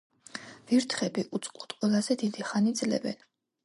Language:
Georgian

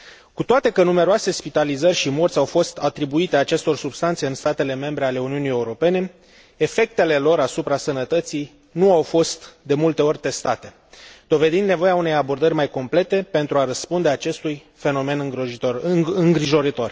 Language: Romanian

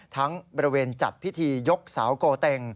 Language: Thai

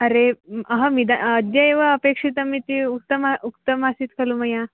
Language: Sanskrit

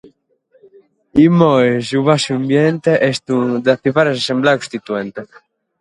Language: Sardinian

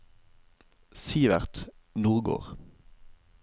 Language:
Norwegian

